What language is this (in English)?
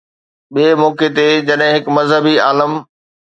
Sindhi